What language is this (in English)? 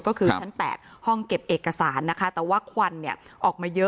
Thai